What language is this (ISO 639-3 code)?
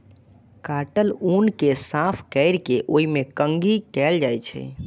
mai